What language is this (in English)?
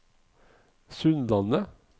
Norwegian